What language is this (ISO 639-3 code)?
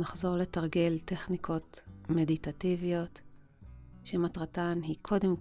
heb